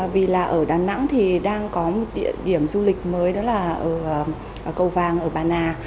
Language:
Vietnamese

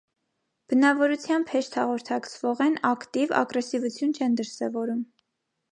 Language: Armenian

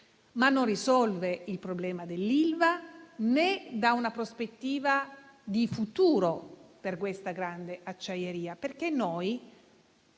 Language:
Italian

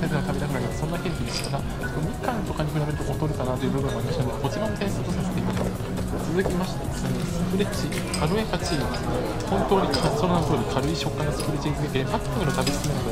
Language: Japanese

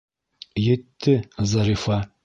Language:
Bashkir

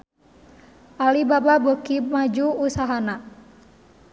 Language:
Sundanese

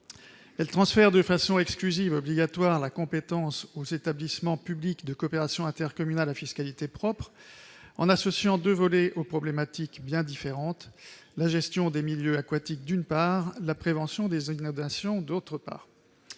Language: French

